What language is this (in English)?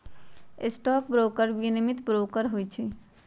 Magahi